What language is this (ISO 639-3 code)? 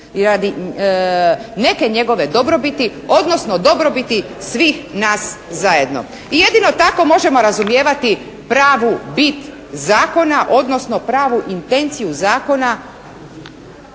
hrv